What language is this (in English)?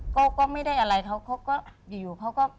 Thai